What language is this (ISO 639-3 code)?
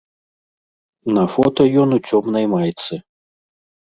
bel